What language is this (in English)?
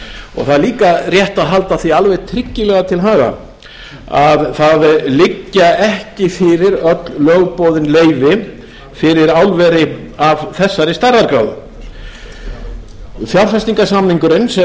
Icelandic